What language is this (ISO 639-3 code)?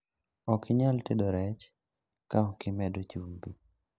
luo